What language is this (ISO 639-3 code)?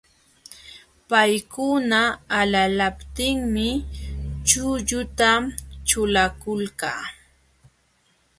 qxw